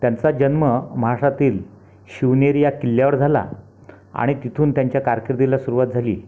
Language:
Marathi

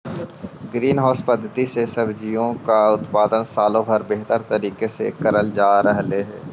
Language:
Magahi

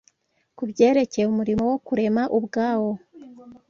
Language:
Kinyarwanda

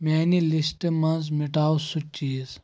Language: Kashmiri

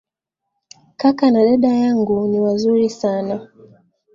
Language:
Swahili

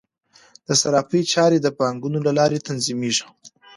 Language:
Pashto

